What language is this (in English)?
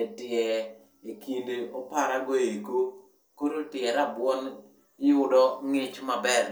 Luo (Kenya and Tanzania)